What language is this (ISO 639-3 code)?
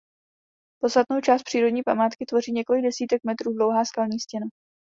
ces